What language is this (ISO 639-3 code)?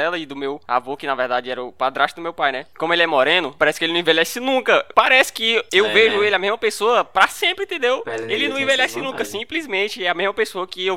por